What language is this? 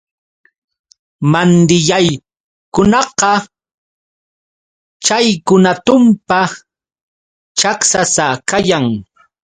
Yauyos Quechua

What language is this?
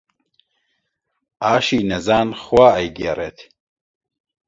Central Kurdish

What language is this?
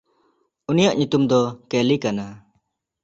Santali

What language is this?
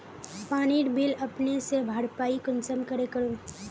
Magahi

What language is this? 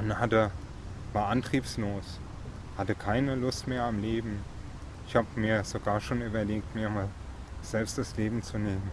German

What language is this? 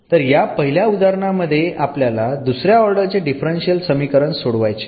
Marathi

